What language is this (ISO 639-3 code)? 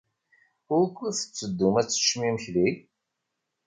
kab